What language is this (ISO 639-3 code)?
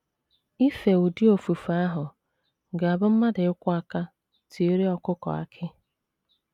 ibo